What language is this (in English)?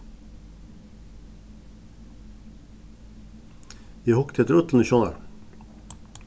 Faroese